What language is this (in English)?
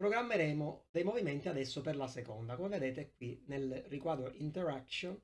Italian